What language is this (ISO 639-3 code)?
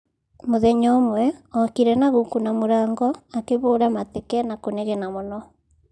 kik